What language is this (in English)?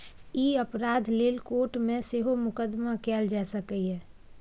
Maithili